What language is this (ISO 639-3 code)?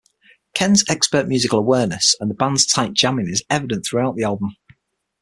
eng